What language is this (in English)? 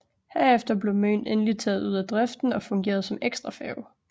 Danish